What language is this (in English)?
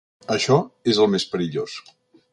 Catalan